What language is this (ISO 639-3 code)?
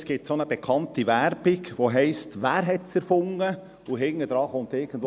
gsw